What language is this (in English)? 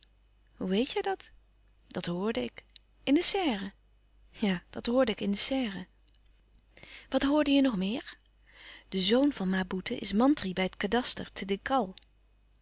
Dutch